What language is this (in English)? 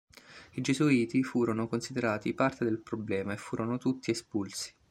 Italian